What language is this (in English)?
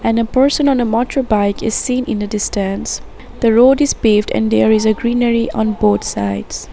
English